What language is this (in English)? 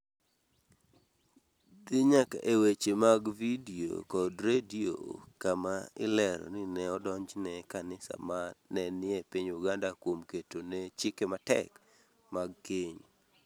Luo (Kenya and Tanzania)